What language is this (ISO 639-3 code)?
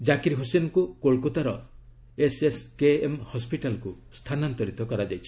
ori